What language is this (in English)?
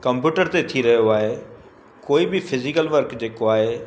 Sindhi